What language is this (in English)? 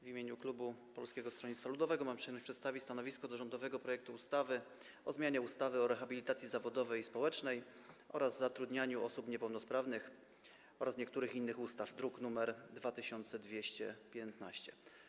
Polish